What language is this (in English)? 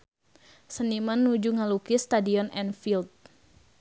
Sundanese